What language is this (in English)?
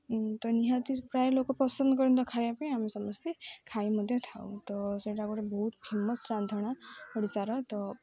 Odia